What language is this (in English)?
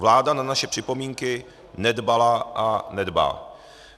Czech